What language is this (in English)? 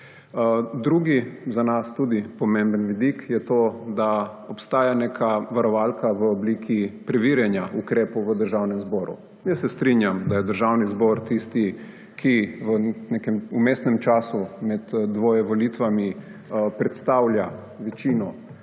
Slovenian